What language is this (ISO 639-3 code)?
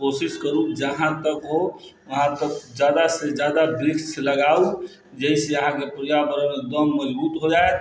mai